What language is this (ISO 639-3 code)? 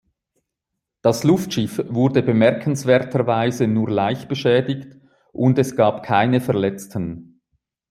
deu